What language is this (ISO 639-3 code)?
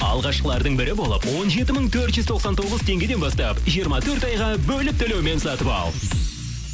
kaz